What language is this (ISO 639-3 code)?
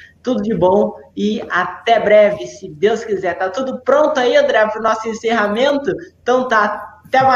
por